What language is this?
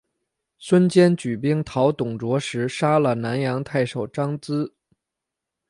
Chinese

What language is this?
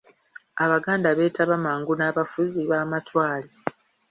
Ganda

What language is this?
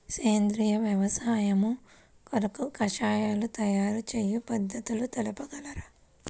Telugu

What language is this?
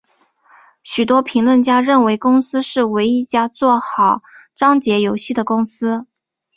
Chinese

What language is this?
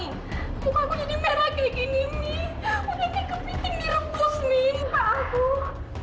Indonesian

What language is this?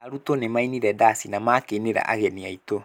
Kikuyu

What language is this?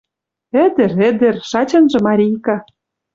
Western Mari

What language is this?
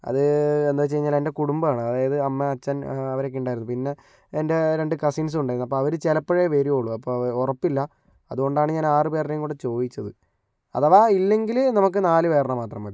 Malayalam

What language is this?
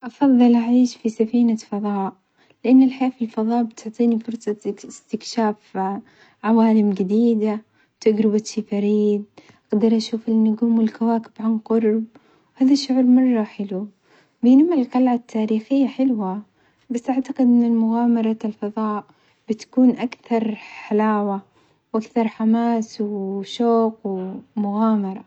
Omani Arabic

